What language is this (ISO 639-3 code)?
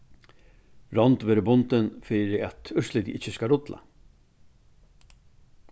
fao